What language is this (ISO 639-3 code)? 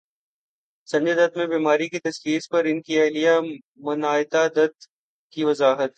urd